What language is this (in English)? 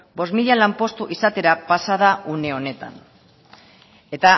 Basque